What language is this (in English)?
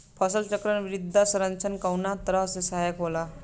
Bhojpuri